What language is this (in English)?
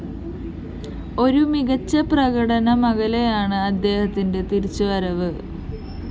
Malayalam